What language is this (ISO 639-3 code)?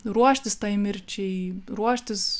lit